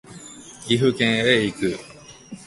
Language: Japanese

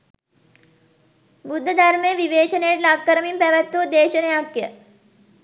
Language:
Sinhala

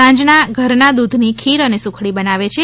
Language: Gujarati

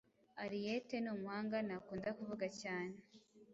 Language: Kinyarwanda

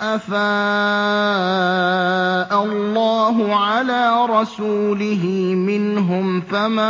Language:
Arabic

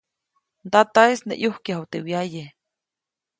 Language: Copainalá Zoque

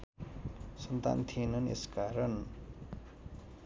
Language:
Nepali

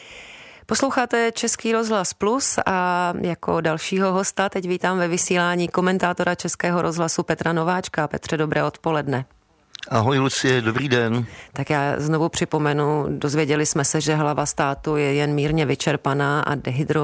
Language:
Czech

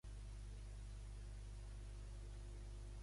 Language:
Catalan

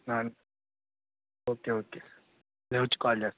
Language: Telugu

